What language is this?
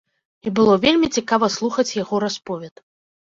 Belarusian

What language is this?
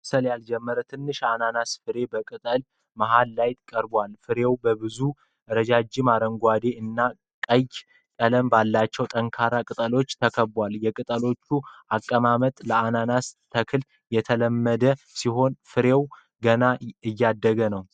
Amharic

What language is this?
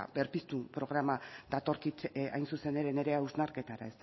Basque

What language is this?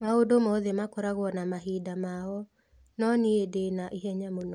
Kikuyu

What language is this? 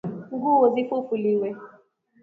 Swahili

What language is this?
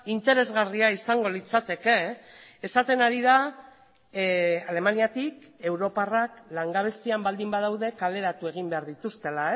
Basque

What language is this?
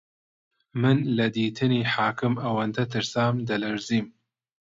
Central Kurdish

